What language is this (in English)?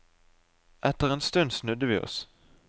Norwegian